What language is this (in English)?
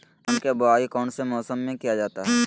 Magahi